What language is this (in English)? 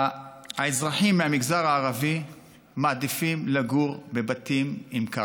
Hebrew